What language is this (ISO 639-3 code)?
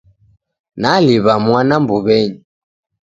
dav